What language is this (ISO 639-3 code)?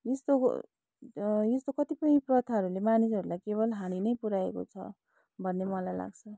nep